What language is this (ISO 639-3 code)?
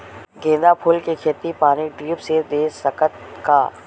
hne